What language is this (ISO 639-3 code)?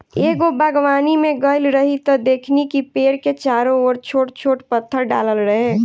bho